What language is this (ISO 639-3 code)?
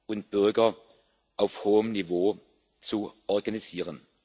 deu